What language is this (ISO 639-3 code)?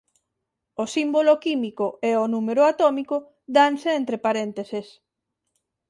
glg